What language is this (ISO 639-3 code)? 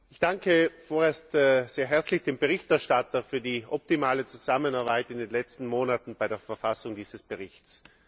deu